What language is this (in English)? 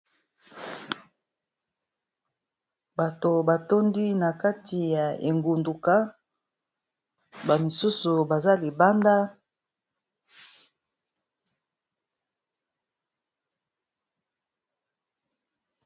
Lingala